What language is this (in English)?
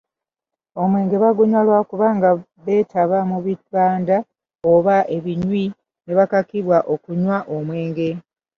Ganda